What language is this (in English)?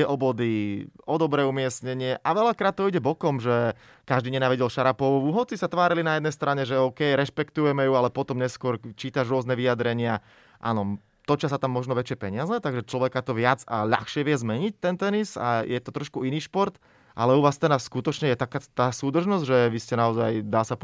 Slovak